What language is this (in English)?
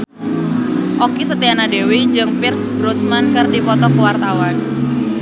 Sundanese